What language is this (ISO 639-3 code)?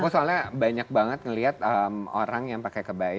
ind